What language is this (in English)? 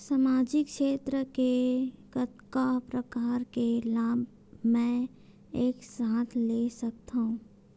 Chhattisgarhi